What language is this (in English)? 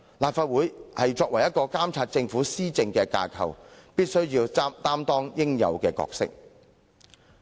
Cantonese